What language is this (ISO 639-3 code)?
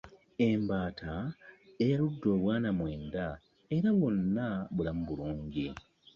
lug